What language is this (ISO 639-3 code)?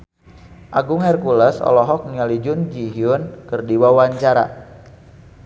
sun